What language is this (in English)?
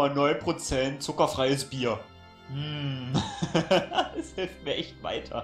German